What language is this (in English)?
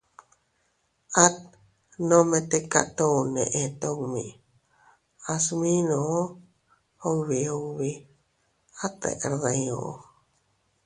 Teutila Cuicatec